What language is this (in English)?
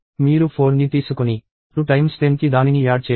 Telugu